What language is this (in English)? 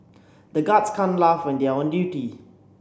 English